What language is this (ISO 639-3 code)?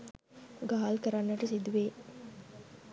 sin